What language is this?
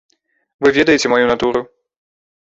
Belarusian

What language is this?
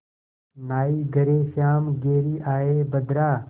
Hindi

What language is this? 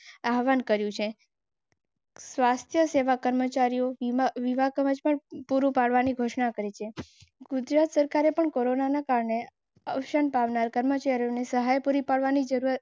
Gujarati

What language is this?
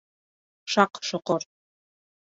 Bashkir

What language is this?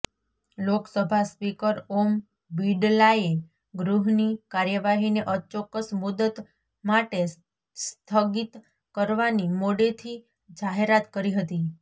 Gujarati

